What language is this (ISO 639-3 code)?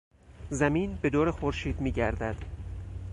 fas